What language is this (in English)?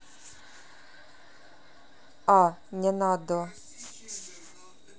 Russian